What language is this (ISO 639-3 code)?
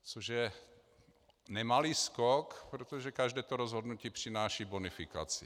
ces